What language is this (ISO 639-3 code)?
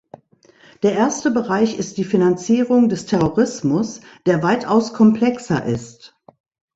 deu